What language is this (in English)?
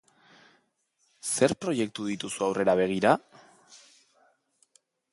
Basque